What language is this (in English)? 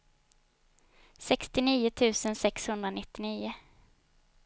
Swedish